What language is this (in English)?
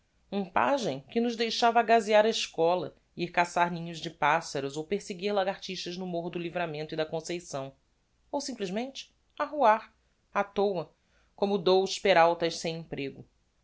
Portuguese